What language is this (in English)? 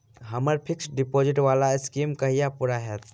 Maithili